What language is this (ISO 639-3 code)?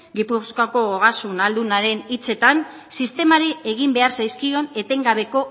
eus